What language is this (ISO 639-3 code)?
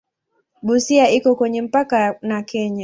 swa